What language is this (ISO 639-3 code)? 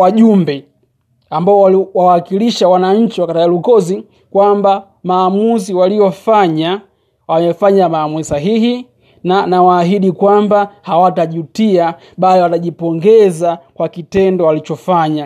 swa